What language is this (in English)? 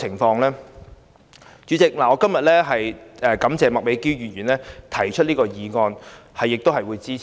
Cantonese